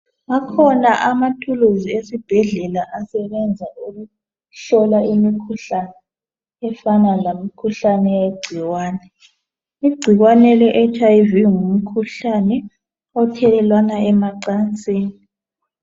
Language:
North Ndebele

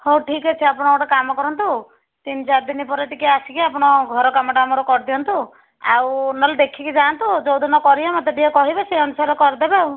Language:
Odia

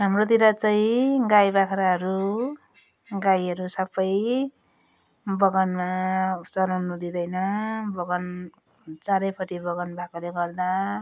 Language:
Nepali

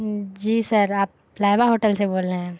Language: Urdu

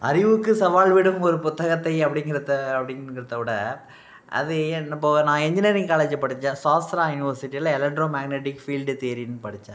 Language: Tamil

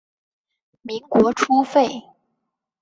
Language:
Chinese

